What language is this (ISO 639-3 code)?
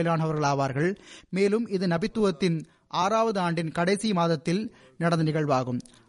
tam